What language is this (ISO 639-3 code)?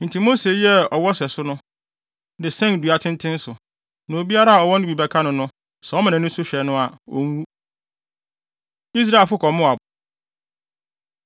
aka